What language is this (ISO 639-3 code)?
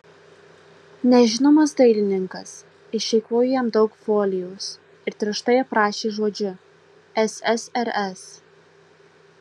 lit